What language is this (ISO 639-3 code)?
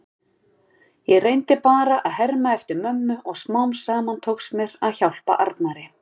isl